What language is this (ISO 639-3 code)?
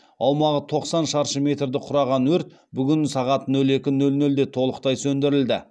kaz